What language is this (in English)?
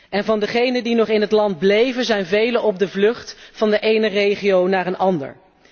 Dutch